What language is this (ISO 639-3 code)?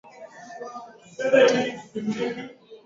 swa